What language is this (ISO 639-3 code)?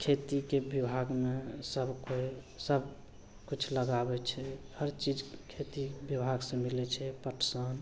mai